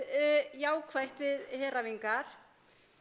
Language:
Icelandic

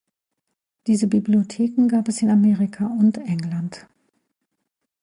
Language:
German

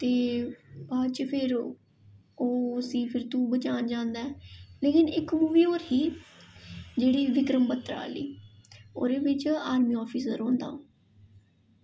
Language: Dogri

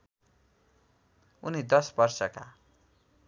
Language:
Nepali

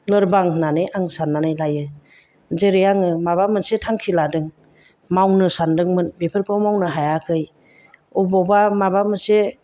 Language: Bodo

